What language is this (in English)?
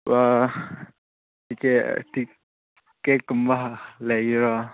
Manipuri